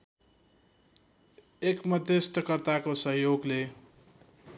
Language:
Nepali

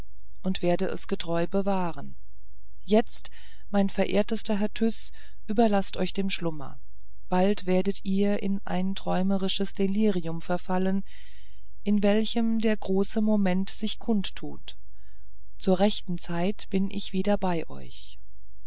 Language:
German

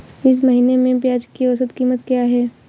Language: Hindi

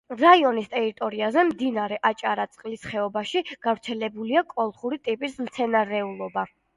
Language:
Georgian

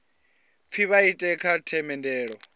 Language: Venda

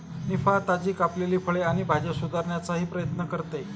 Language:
Marathi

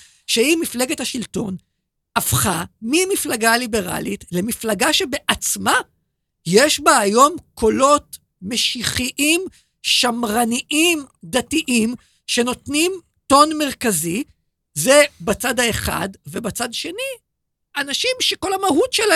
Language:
Hebrew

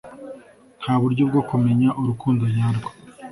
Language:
Kinyarwanda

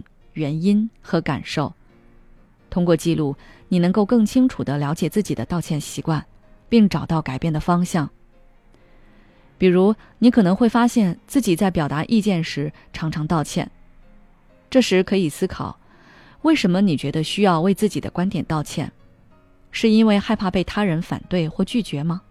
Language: Chinese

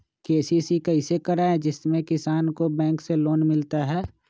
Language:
Magahi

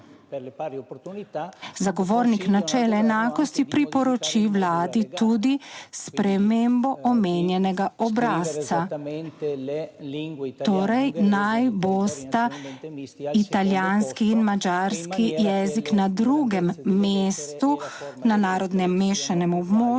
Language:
Slovenian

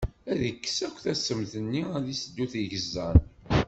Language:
Kabyle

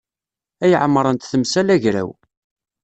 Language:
Kabyle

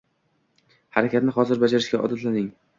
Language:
Uzbek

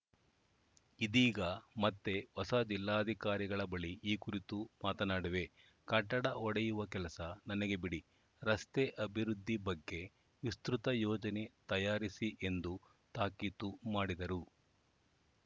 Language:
Kannada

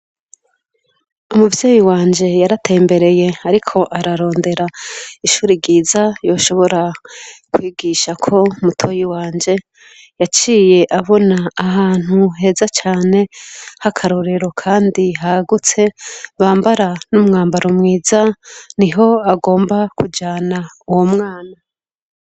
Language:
Rundi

